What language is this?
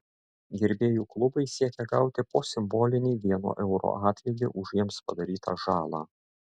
Lithuanian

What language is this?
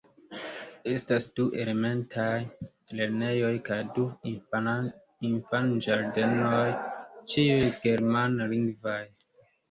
Esperanto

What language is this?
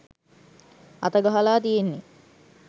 Sinhala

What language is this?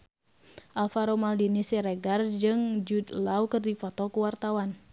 Sundanese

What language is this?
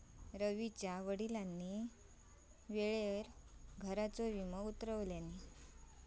Marathi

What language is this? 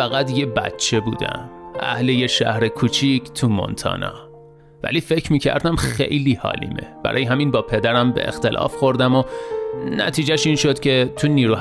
Persian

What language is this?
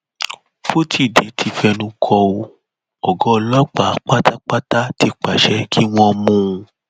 Yoruba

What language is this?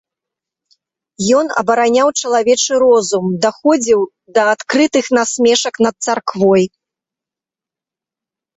Belarusian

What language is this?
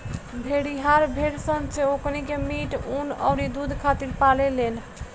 Bhojpuri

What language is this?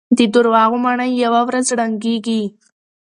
Pashto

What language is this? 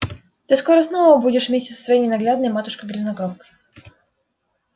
Russian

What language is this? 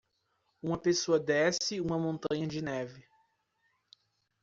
Portuguese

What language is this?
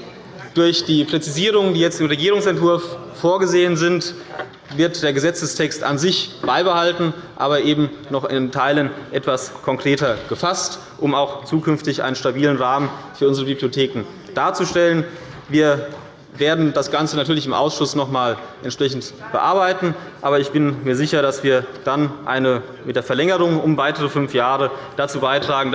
German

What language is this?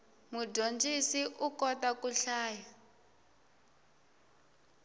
Tsonga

